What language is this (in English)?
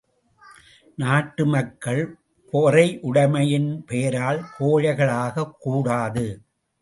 Tamil